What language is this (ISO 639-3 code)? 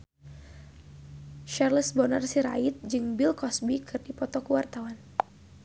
sun